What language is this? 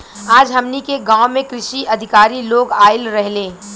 Bhojpuri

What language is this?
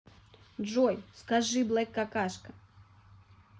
Russian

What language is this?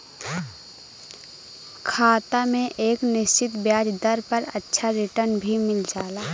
Bhojpuri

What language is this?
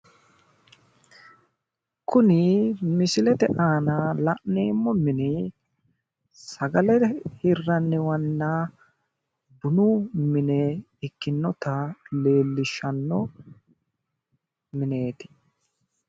Sidamo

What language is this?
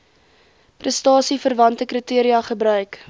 Afrikaans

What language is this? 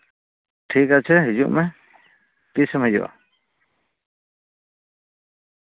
Santali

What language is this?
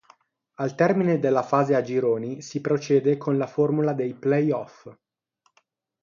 Italian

